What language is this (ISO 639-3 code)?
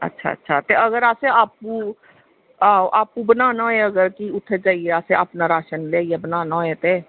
doi